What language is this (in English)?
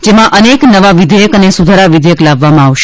Gujarati